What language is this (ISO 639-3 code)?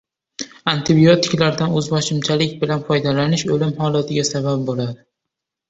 uzb